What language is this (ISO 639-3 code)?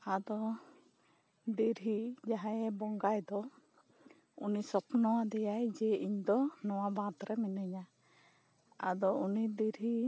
sat